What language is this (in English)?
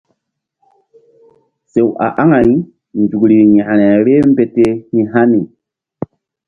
Mbum